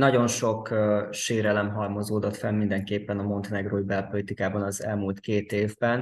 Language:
Hungarian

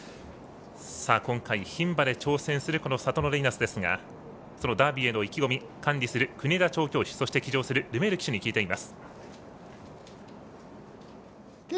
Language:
Japanese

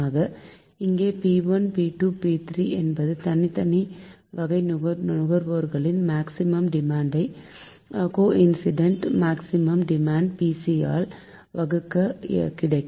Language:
Tamil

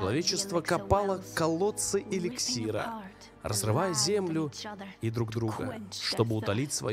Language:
Russian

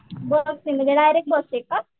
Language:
Marathi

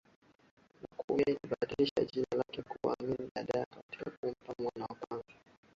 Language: Swahili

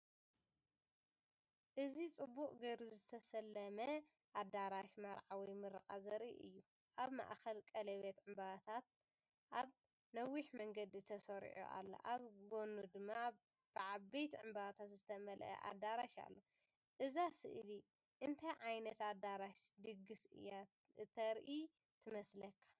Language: Tigrinya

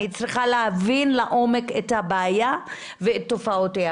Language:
Hebrew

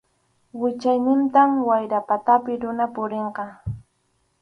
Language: Arequipa-La Unión Quechua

